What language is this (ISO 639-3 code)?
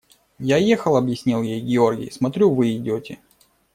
rus